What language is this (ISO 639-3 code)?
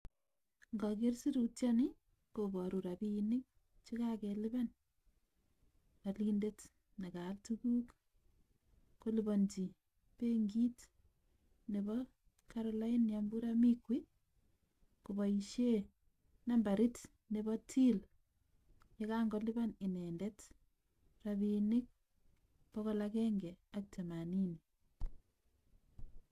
kln